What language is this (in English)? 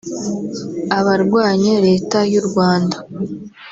Kinyarwanda